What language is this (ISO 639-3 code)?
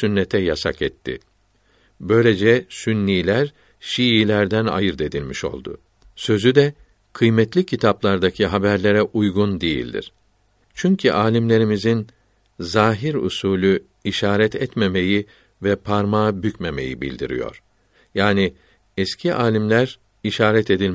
tur